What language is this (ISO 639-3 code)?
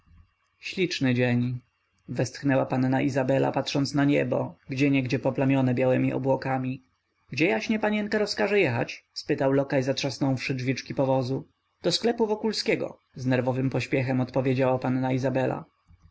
pol